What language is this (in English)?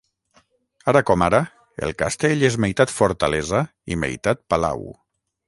Catalan